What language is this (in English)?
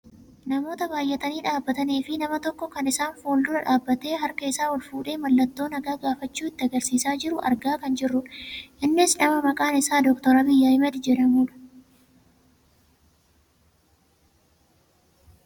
Oromo